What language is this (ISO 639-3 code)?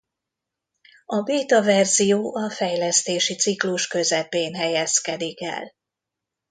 hun